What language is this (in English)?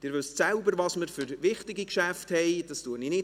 Swiss German